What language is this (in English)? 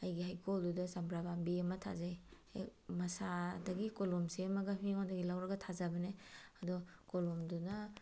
Manipuri